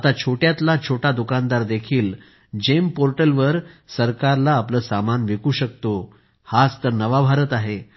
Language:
Marathi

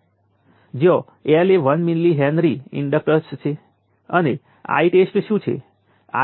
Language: Gujarati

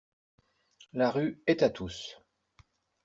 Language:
French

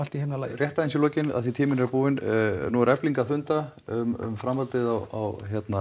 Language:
Icelandic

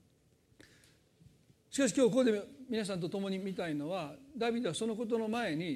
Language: Japanese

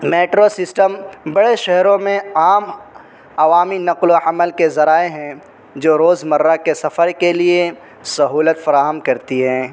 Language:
Urdu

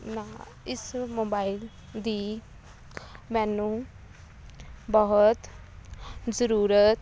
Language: Punjabi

